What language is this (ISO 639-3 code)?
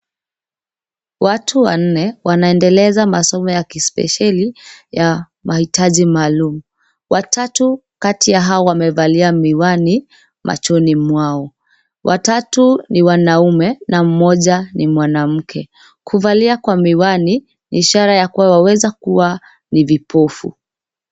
swa